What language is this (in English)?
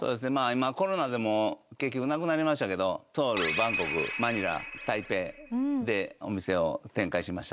Japanese